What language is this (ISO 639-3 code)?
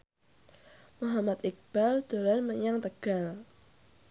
jav